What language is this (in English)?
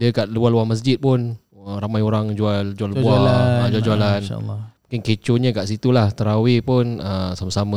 Malay